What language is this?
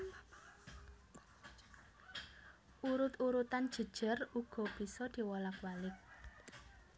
Javanese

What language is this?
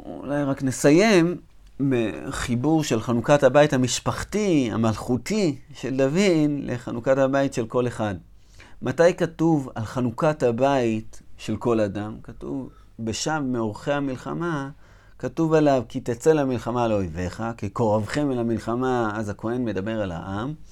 Hebrew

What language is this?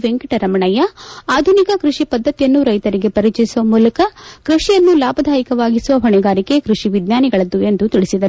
Kannada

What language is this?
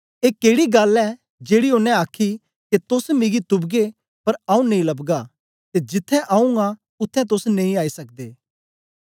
Dogri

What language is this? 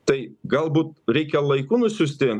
Lithuanian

